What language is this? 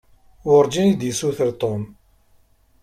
Kabyle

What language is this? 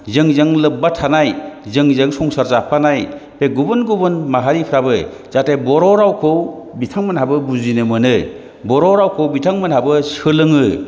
Bodo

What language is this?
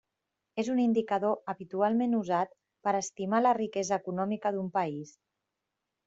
Catalan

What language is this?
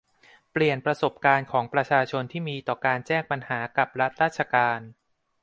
Thai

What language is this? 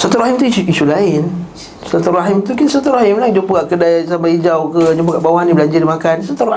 Malay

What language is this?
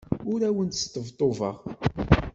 Kabyle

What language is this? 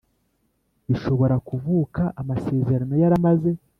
Kinyarwanda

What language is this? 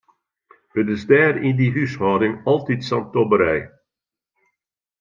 Western Frisian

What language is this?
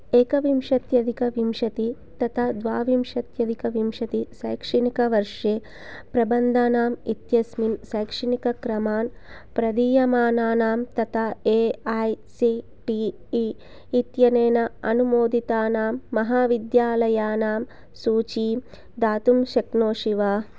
Sanskrit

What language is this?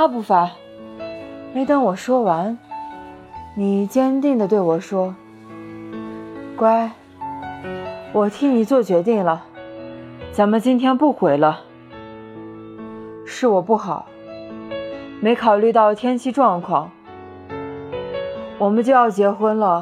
Chinese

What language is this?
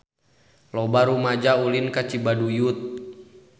Sundanese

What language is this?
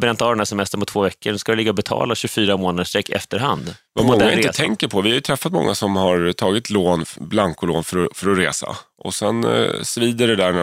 Swedish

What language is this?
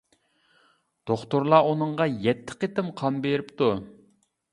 Uyghur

